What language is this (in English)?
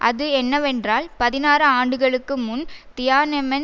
Tamil